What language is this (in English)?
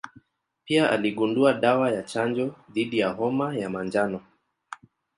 Swahili